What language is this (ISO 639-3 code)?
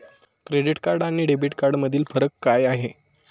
mar